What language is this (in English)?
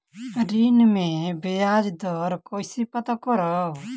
Bhojpuri